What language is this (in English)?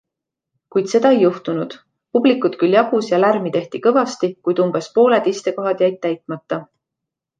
Estonian